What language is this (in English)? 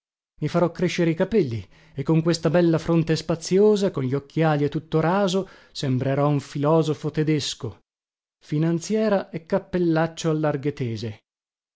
Italian